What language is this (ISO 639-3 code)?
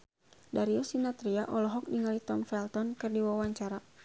sun